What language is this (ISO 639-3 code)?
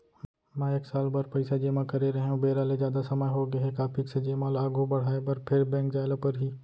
hne